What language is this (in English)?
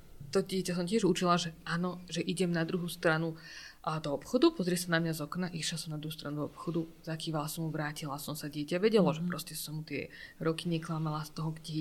Slovak